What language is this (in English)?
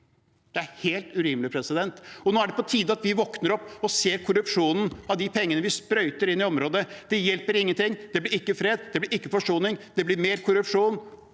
Norwegian